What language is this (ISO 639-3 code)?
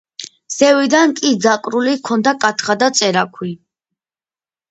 kat